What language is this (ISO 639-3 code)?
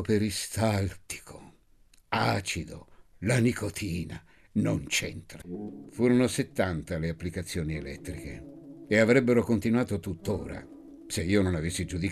ita